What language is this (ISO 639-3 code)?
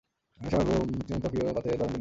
ben